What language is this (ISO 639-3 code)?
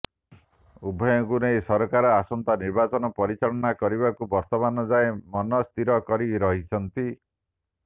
ori